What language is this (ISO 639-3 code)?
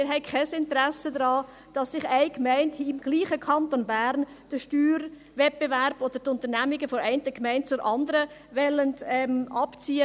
gsw